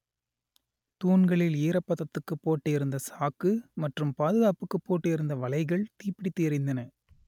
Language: Tamil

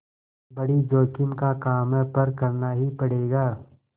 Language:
Hindi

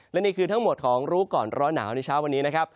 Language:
Thai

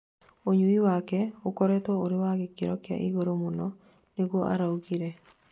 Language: Kikuyu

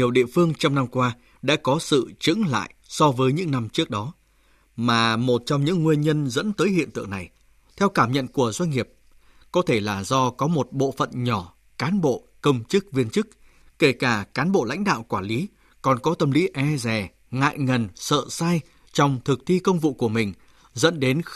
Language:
Vietnamese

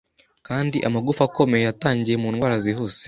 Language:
Kinyarwanda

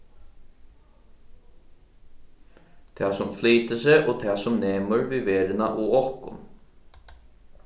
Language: Faroese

